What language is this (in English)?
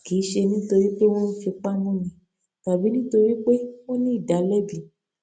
Yoruba